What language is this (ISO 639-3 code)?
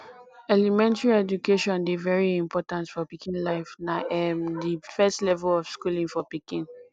pcm